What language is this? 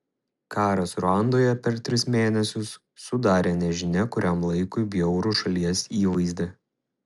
Lithuanian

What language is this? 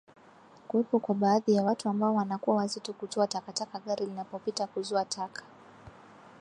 Swahili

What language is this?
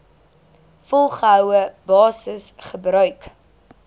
Afrikaans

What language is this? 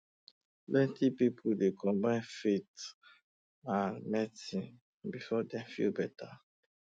Nigerian Pidgin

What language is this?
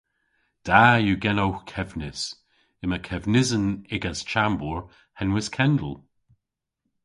Cornish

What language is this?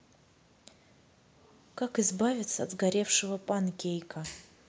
Russian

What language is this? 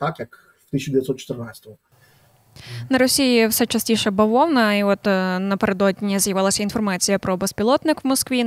Ukrainian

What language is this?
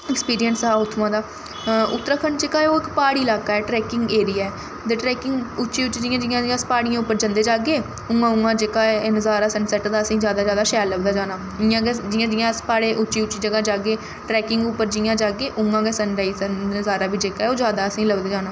Dogri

